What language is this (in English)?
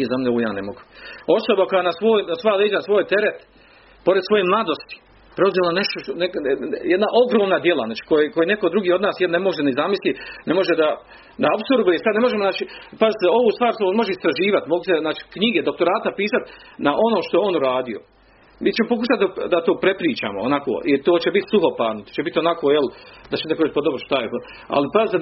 Croatian